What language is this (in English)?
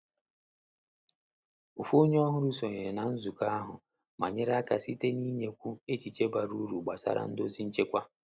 Igbo